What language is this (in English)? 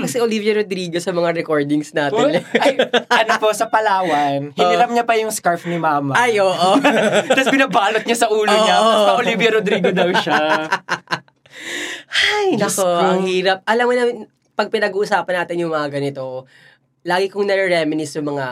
Filipino